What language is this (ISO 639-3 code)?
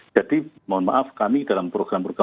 ind